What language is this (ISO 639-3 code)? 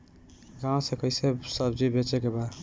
bho